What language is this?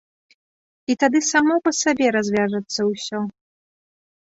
Belarusian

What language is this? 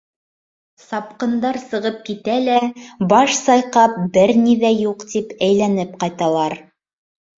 Bashkir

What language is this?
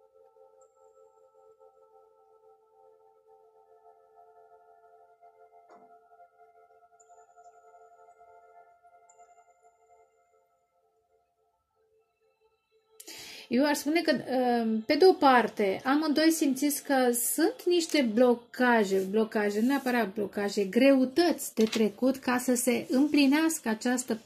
Romanian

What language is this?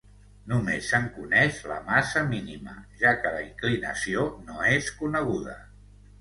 Catalan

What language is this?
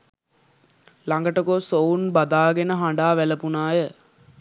Sinhala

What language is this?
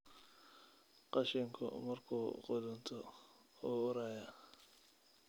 Somali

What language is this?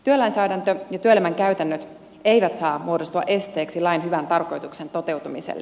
Finnish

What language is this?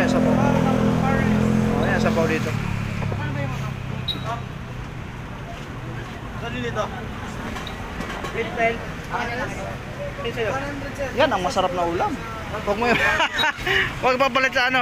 Filipino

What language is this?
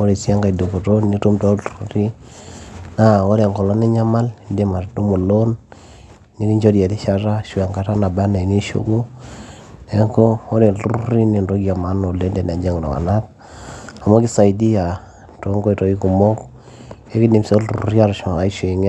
Masai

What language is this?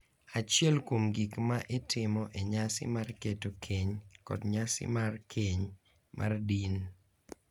Luo (Kenya and Tanzania)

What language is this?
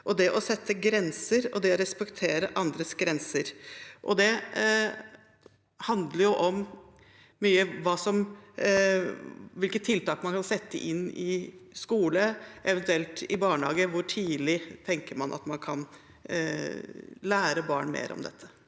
Norwegian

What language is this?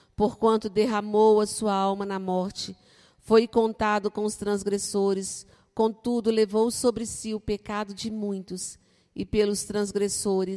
Portuguese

